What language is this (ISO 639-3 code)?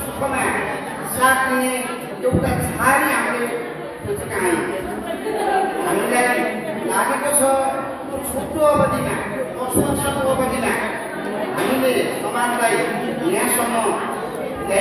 ind